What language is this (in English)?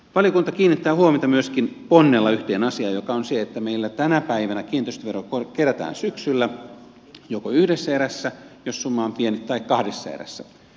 Finnish